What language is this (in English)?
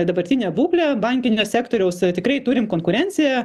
Lithuanian